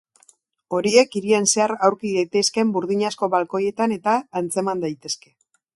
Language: Basque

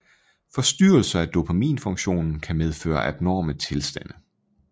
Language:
Danish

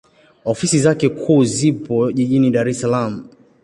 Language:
Swahili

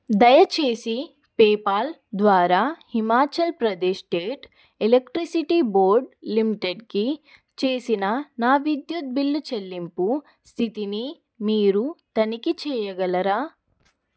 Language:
Telugu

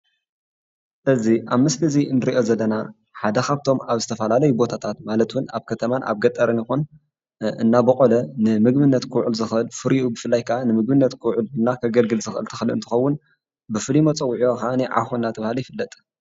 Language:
Tigrinya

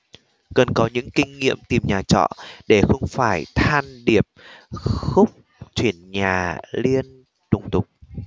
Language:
Vietnamese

